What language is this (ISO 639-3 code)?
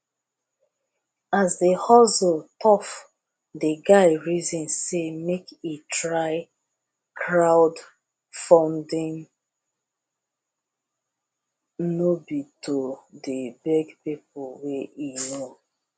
pcm